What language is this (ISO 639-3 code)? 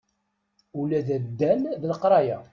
kab